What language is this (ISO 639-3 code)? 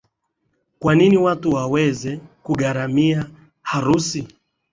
swa